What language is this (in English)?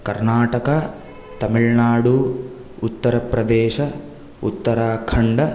Sanskrit